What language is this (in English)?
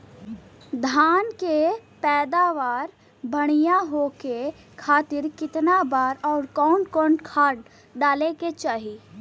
Bhojpuri